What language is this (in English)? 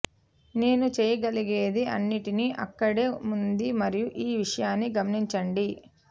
Telugu